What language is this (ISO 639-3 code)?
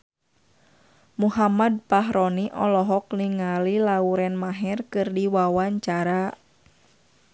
sun